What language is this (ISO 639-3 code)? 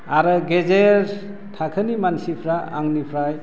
brx